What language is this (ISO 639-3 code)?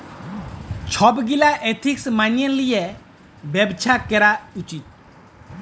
ben